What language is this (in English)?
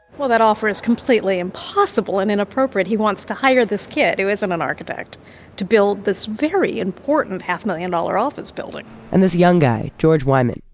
English